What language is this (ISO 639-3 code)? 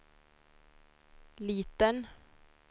swe